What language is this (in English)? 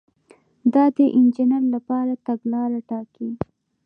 Pashto